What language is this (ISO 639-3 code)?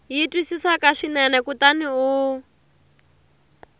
tso